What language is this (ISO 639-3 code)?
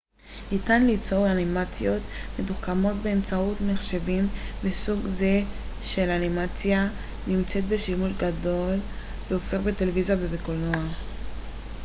heb